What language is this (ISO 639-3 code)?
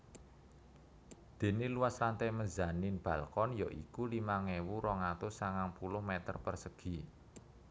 jav